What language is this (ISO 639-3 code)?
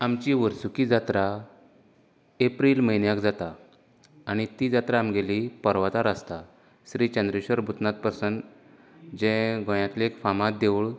kok